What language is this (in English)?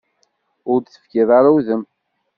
Kabyle